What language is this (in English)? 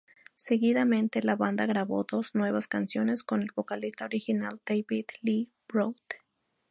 Spanish